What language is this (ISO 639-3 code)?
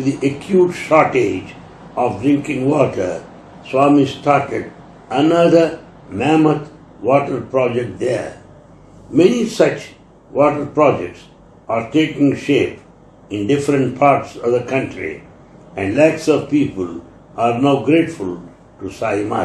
eng